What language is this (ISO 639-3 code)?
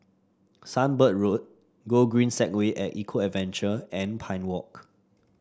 eng